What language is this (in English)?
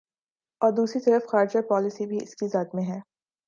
Urdu